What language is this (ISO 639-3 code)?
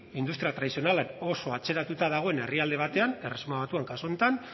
eus